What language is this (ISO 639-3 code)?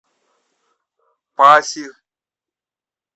rus